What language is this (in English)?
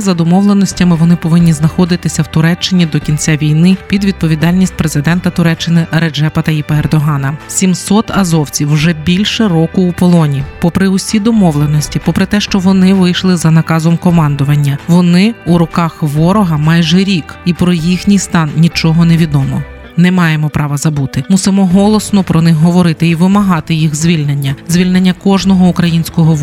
Ukrainian